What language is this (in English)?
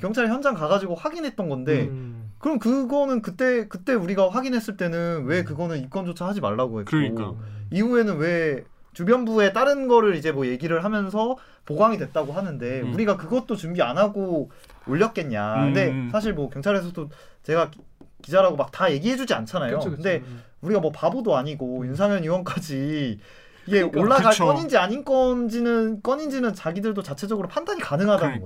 Korean